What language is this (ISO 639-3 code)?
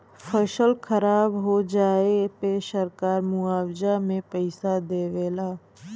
bho